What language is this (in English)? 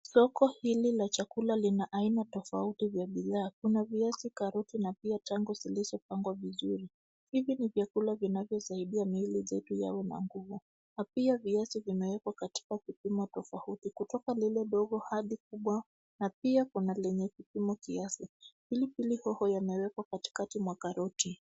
Swahili